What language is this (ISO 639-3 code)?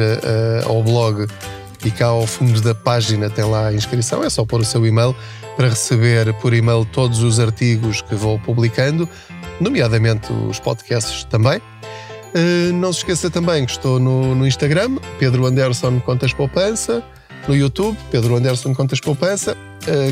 por